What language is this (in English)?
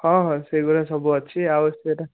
Odia